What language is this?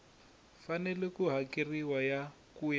Tsonga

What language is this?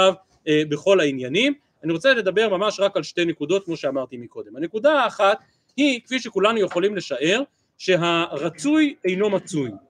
Hebrew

